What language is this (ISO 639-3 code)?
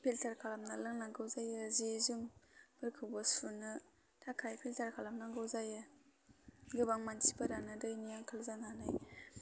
brx